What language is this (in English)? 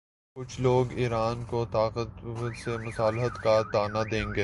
Urdu